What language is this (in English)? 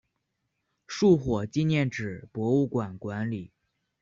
Chinese